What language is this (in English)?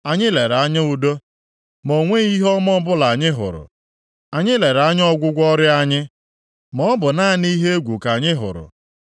Igbo